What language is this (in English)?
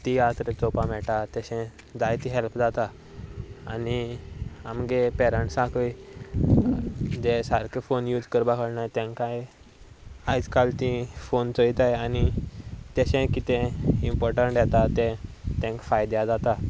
Konkani